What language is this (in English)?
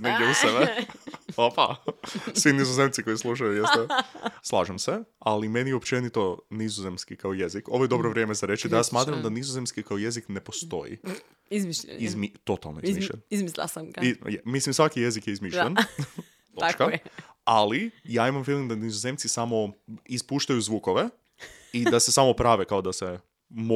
Croatian